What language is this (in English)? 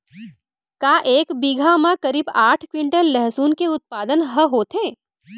Chhattisgarhi